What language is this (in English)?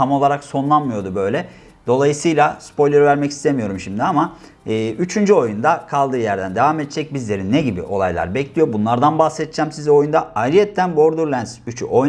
Turkish